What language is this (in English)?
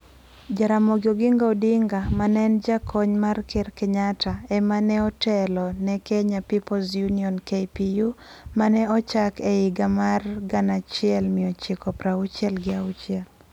Luo (Kenya and Tanzania)